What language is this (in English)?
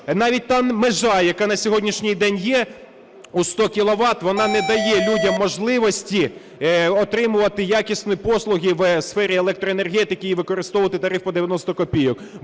Ukrainian